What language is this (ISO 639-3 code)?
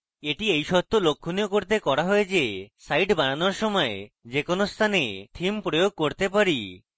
ben